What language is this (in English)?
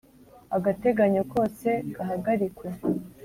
Kinyarwanda